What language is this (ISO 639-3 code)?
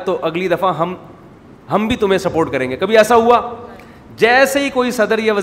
urd